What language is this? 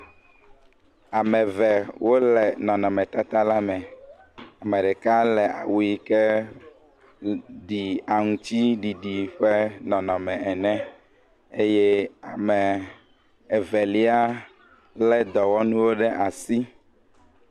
Ewe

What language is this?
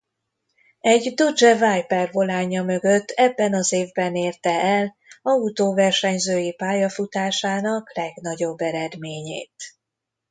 Hungarian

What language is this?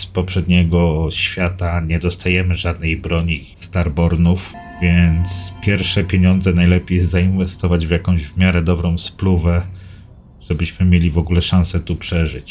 Polish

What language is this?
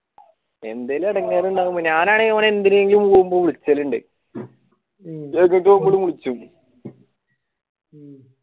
Malayalam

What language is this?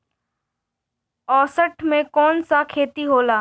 Bhojpuri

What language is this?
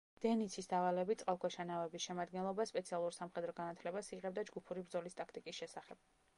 Georgian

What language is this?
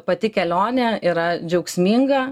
Lithuanian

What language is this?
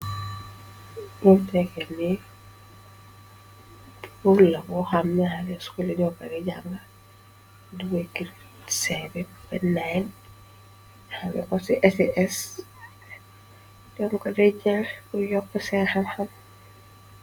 Wolof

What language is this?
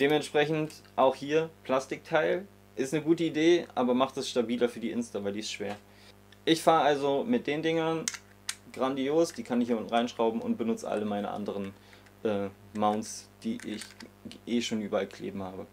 German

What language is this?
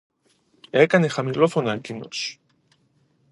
Greek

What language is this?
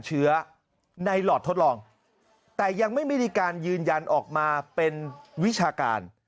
Thai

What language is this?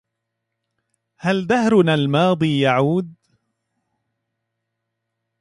Arabic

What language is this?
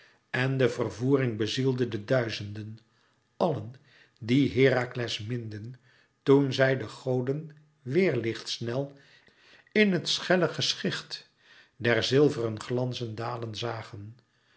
Dutch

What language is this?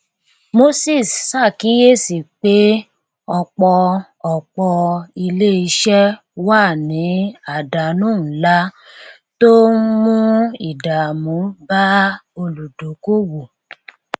Yoruba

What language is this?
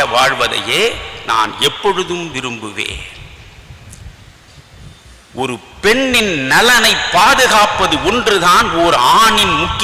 Tamil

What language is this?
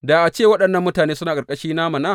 Hausa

